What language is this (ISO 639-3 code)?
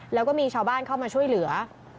tha